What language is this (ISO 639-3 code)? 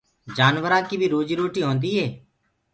ggg